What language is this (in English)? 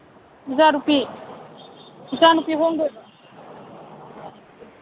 Manipuri